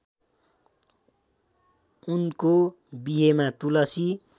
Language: Nepali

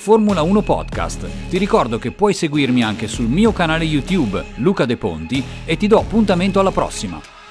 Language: Italian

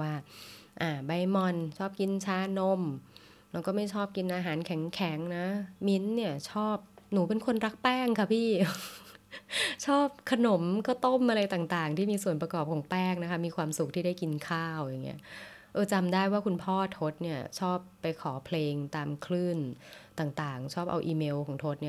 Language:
Thai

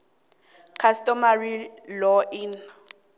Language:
South Ndebele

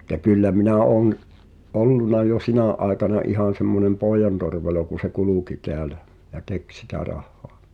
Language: Finnish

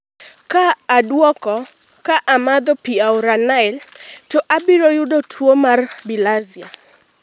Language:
Luo (Kenya and Tanzania)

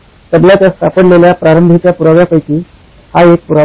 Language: Marathi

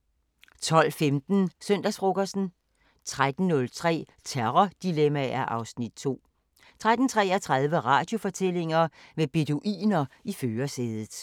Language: Danish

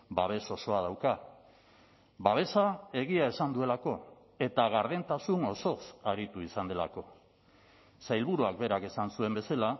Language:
Basque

